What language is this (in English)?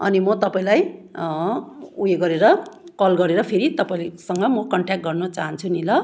Nepali